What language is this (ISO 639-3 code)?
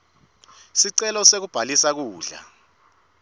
ssw